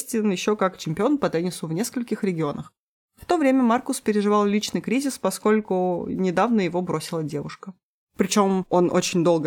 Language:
Russian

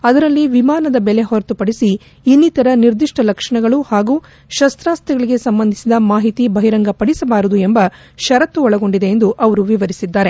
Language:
Kannada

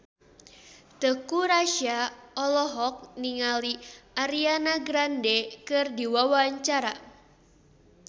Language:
Sundanese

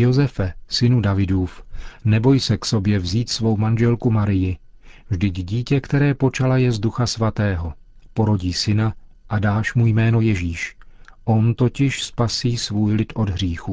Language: Czech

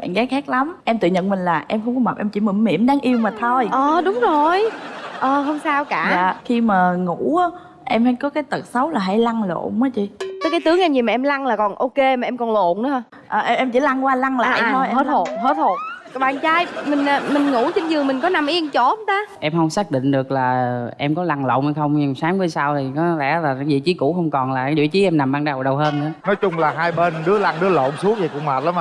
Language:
Vietnamese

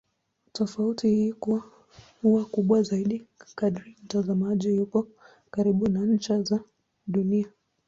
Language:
Swahili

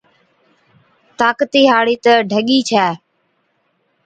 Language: Od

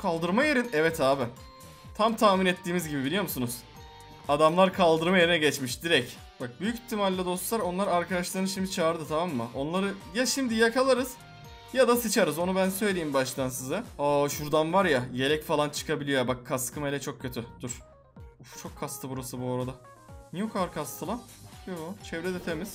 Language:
Turkish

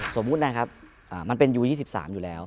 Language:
Thai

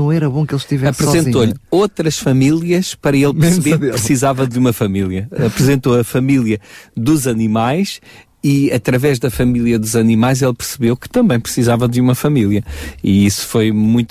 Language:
Portuguese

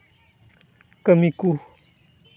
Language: Santali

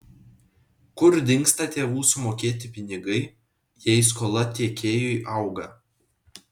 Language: Lithuanian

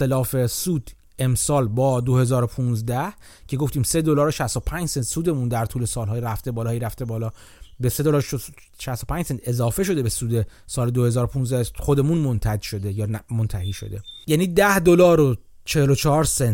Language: Persian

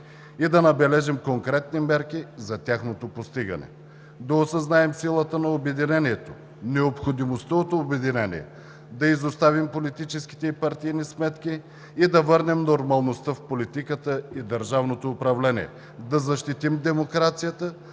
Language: Bulgarian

